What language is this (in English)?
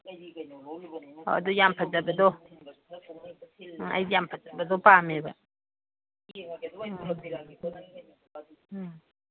Manipuri